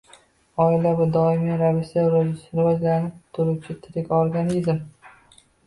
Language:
Uzbek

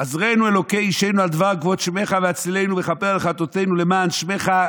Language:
Hebrew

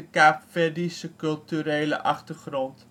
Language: Dutch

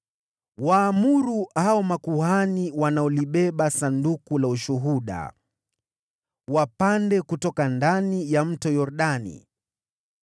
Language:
Swahili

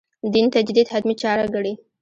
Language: Pashto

